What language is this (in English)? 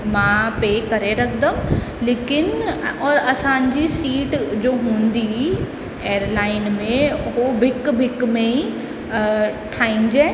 Sindhi